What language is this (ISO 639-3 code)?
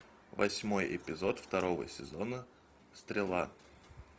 rus